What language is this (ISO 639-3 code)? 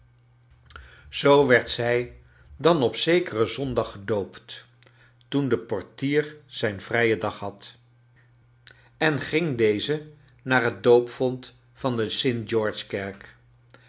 nld